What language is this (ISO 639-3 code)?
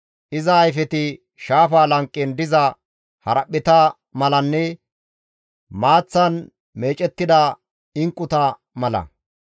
gmv